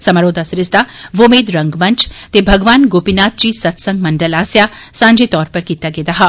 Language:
Dogri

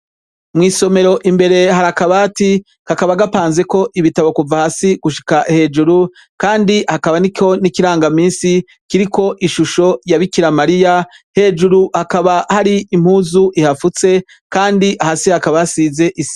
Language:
Rundi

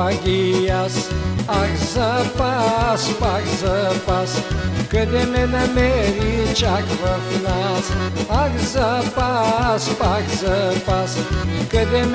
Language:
Bulgarian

